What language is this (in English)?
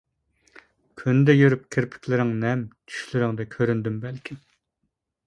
Uyghur